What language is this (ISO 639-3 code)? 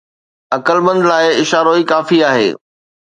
snd